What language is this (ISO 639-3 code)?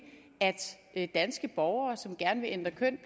dan